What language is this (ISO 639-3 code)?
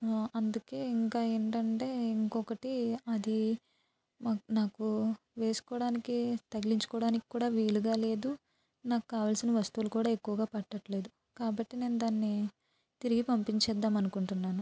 tel